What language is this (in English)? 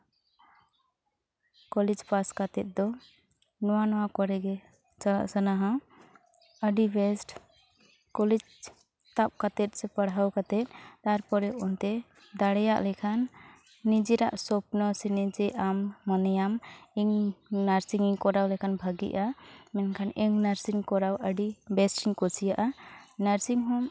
Santali